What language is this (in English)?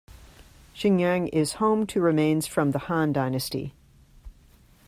English